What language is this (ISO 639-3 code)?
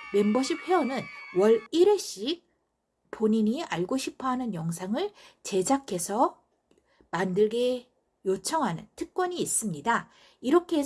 kor